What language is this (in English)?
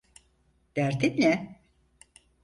Turkish